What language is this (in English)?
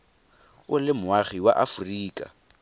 Tswana